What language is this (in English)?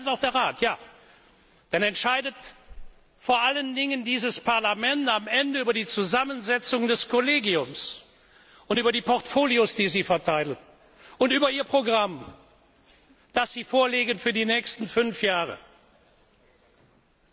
German